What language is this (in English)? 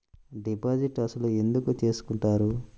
Telugu